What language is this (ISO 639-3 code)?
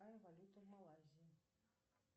rus